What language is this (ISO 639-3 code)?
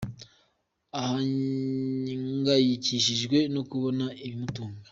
kin